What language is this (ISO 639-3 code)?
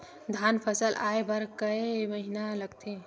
hne